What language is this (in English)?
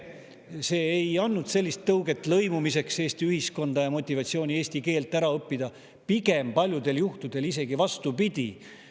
Estonian